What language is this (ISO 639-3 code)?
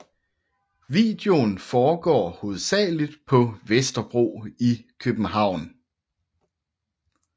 dan